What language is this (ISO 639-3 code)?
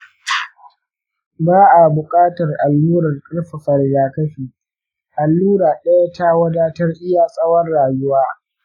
hau